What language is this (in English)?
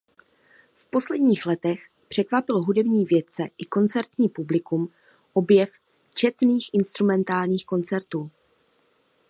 Czech